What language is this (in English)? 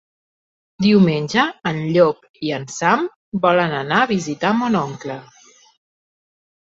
Catalan